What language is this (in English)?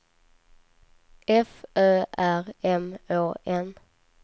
Swedish